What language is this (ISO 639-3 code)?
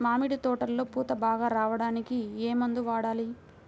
tel